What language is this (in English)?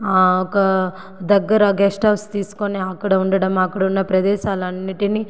Telugu